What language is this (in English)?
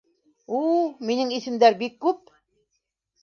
Bashkir